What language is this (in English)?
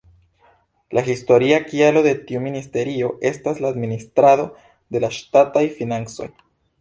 Esperanto